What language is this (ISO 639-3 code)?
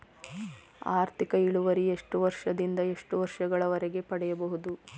kan